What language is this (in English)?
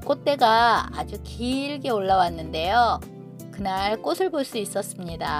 Korean